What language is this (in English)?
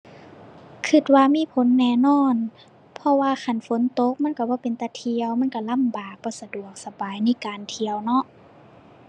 Thai